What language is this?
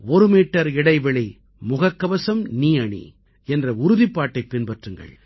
Tamil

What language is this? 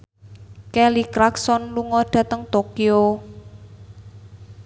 Javanese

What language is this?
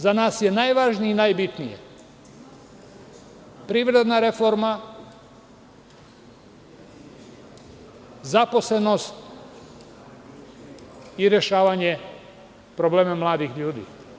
Serbian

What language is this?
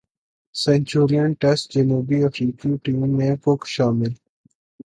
Urdu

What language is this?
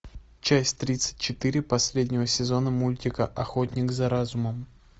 Russian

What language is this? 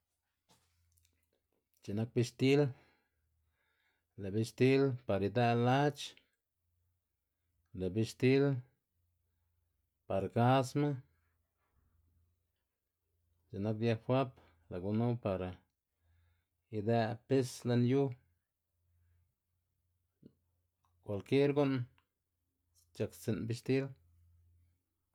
Xanaguía Zapotec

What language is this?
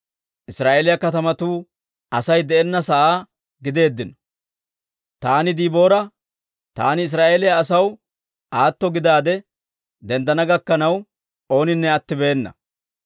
Dawro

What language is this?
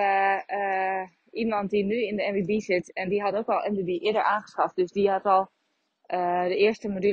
Dutch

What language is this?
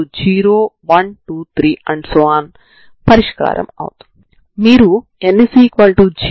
Telugu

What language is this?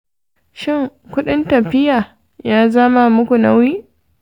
Hausa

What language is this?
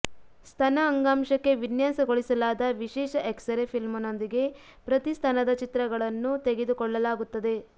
Kannada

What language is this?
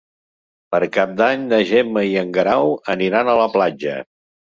Catalan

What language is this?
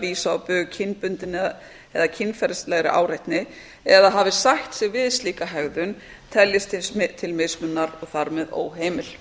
Icelandic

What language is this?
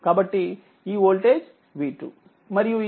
Telugu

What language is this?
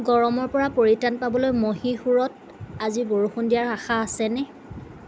Assamese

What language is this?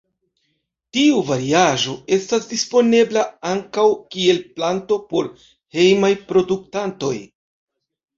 Esperanto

